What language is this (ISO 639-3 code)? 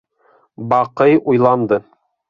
bak